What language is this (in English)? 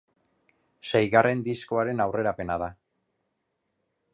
Basque